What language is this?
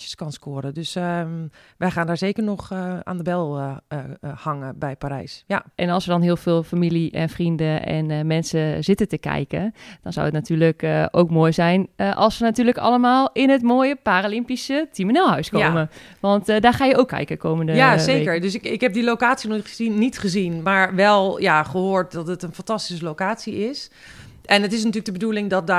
Dutch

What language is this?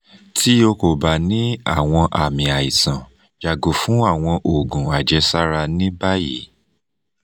Yoruba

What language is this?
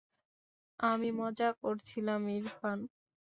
Bangla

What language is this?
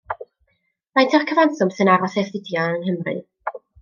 Welsh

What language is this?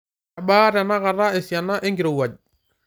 Masai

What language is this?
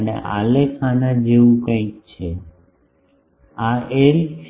Gujarati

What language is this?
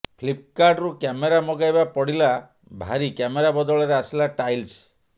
Odia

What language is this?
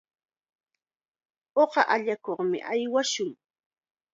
Chiquián Ancash Quechua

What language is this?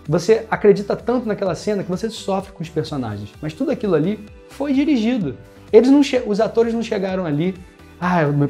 Portuguese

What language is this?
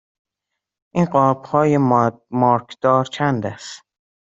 Persian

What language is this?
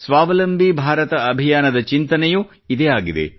Kannada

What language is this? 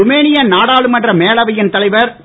Tamil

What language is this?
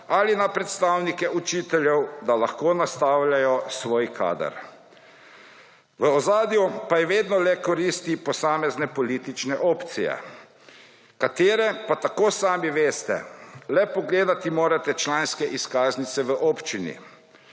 Slovenian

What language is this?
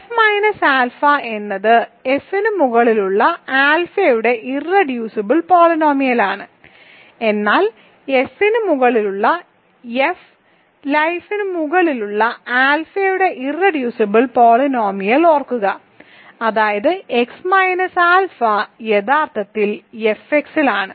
Malayalam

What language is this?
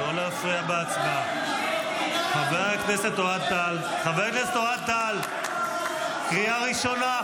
Hebrew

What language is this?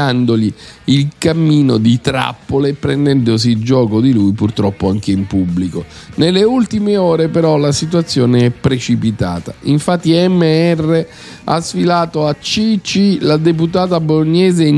Italian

